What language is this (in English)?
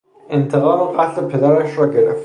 Persian